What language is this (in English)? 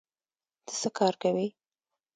Pashto